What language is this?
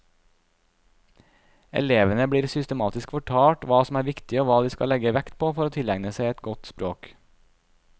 Norwegian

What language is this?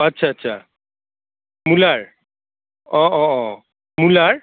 Assamese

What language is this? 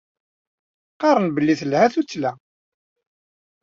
Kabyle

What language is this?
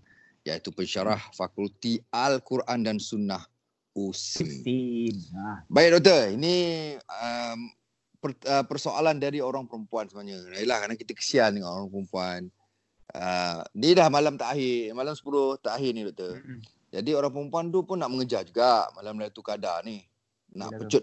Malay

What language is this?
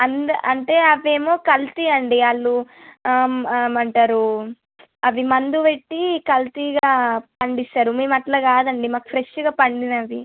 Telugu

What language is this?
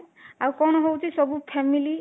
Odia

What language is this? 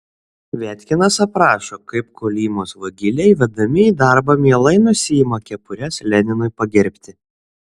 Lithuanian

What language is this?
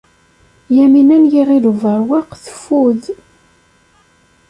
Kabyle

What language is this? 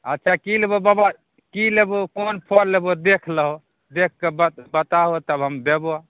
Maithili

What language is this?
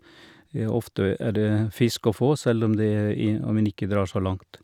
Norwegian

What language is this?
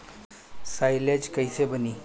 Bhojpuri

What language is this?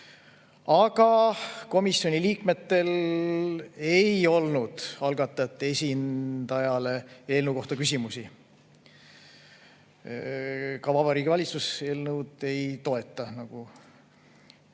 Estonian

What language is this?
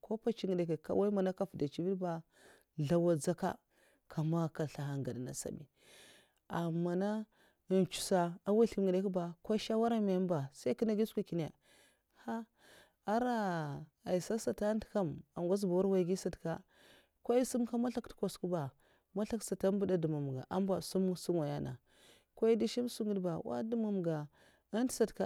Mafa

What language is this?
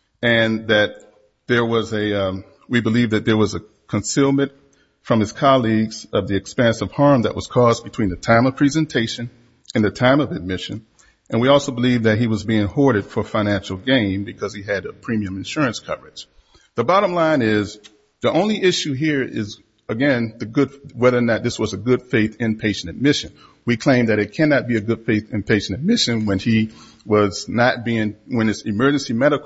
English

